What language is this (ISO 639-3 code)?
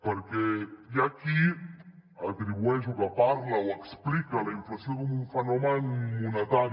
cat